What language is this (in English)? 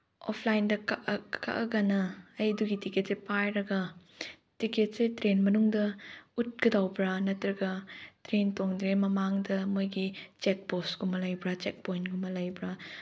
Manipuri